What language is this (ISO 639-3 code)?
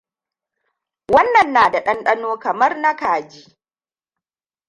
hau